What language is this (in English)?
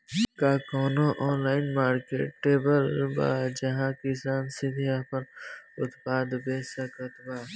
Bhojpuri